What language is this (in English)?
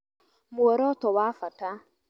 Kikuyu